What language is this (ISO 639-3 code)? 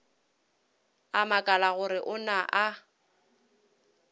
nso